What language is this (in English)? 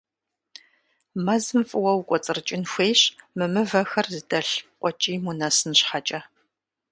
Kabardian